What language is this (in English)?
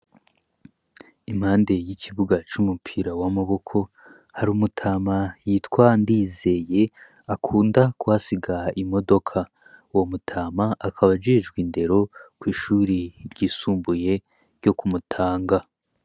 Rundi